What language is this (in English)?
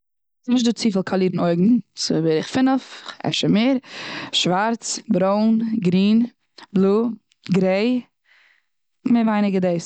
Yiddish